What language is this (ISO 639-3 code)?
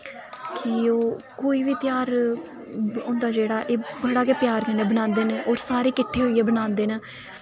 doi